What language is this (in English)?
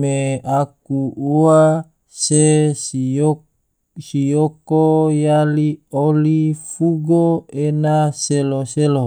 Tidore